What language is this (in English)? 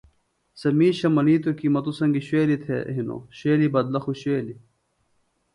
Phalura